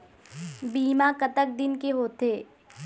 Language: Chhattisgarhi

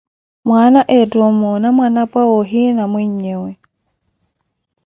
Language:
Koti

